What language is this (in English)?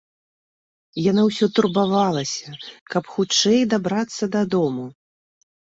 Belarusian